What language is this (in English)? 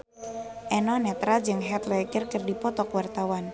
Sundanese